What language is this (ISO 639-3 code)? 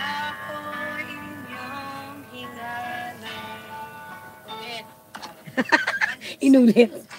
fil